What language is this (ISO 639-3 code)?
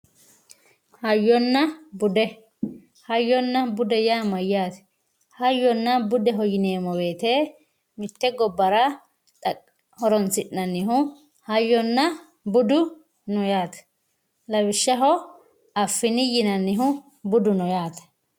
sid